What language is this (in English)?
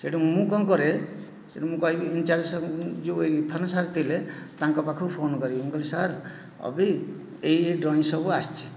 Odia